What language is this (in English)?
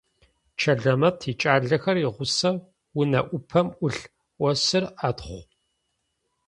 Adyghe